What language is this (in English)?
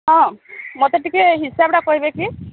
Odia